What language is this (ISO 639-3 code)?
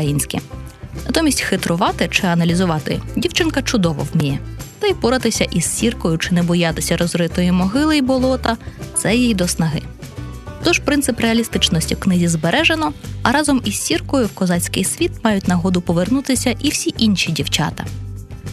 ukr